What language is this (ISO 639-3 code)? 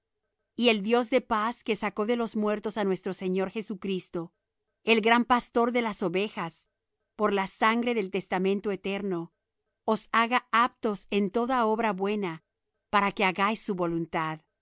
spa